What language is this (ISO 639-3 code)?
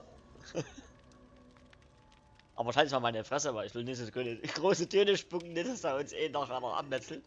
deu